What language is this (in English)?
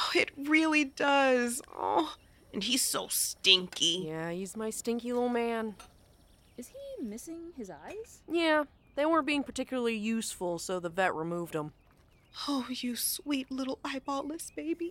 English